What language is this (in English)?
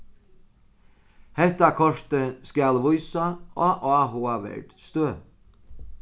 Faroese